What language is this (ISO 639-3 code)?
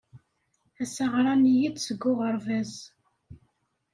kab